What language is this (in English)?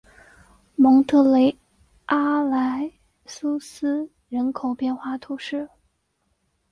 Chinese